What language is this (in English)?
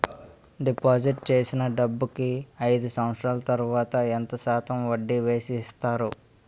Telugu